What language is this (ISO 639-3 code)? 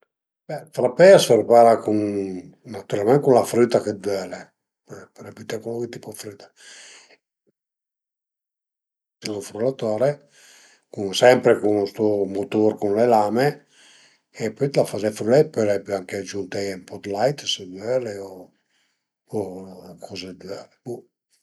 pms